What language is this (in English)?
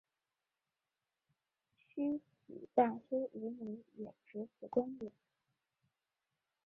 Chinese